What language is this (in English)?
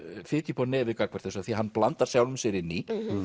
Icelandic